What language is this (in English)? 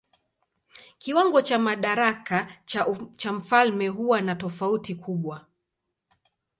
Swahili